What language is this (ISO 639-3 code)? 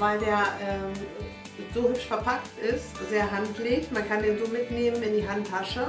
deu